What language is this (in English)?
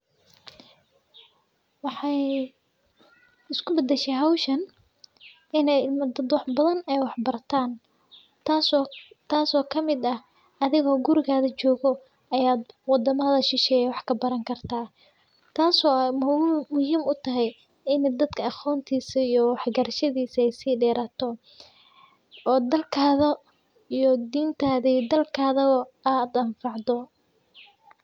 Somali